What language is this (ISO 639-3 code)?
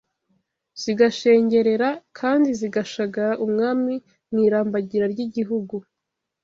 kin